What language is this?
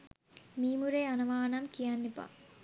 Sinhala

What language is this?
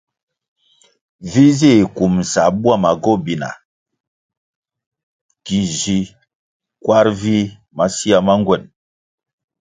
Kwasio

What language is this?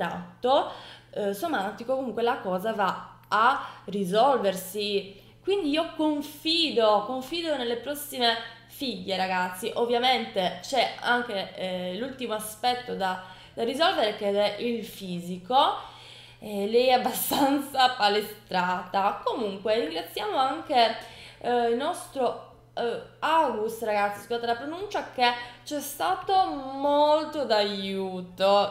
Italian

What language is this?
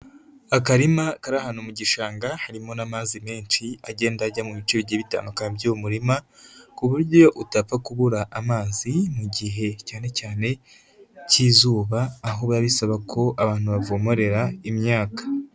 Kinyarwanda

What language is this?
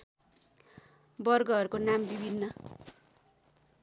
Nepali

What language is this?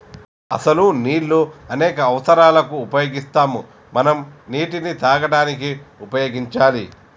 Telugu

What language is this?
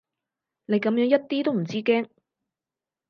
Cantonese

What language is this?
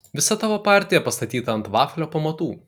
Lithuanian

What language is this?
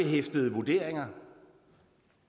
Danish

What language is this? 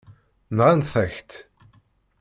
Kabyle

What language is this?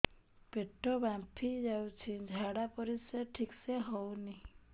Odia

